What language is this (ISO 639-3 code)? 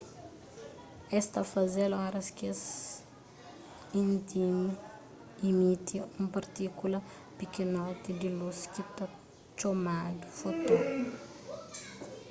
kea